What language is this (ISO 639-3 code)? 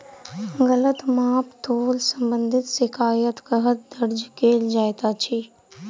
mai